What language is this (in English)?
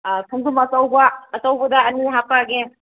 Manipuri